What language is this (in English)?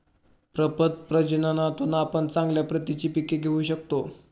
Marathi